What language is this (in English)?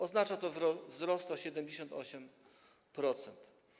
Polish